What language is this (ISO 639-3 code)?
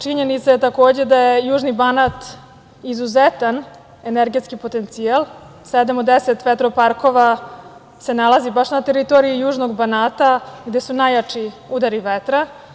srp